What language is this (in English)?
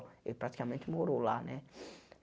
Portuguese